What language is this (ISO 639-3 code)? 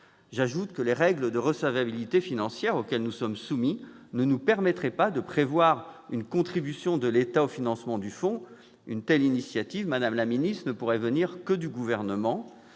fra